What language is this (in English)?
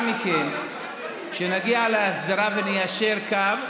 Hebrew